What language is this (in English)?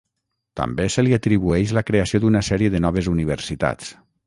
Catalan